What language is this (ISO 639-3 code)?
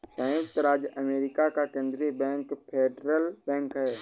hin